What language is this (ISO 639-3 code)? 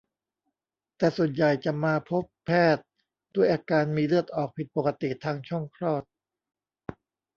tha